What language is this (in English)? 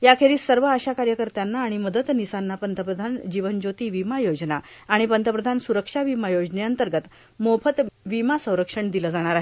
Marathi